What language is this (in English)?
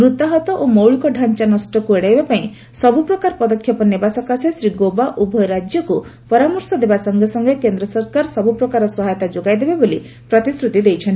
Odia